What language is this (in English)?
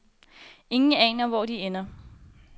Danish